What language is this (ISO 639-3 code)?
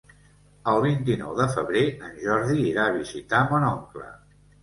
cat